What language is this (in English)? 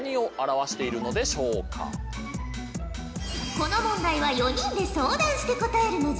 Japanese